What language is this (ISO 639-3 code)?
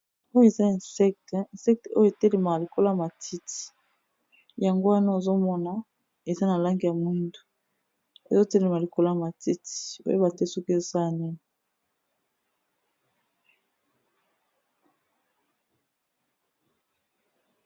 lin